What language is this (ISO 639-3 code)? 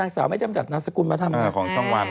tha